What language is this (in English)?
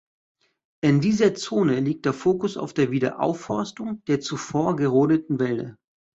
German